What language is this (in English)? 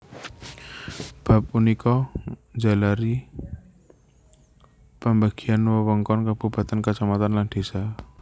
Javanese